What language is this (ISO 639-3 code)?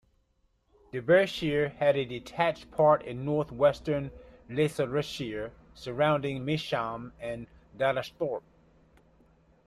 eng